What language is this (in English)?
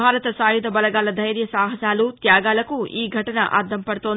Telugu